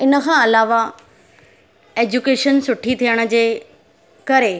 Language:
Sindhi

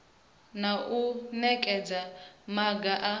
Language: Venda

